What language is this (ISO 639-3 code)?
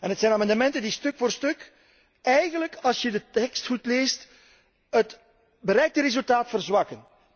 nld